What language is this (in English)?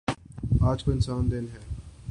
Urdu